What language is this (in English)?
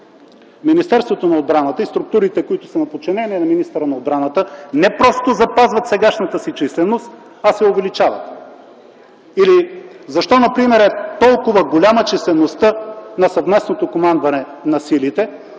Bulgarian